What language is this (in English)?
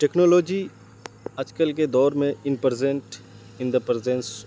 Urdu